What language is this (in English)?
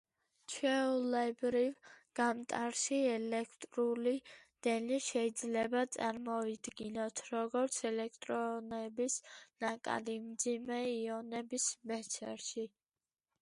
Georgian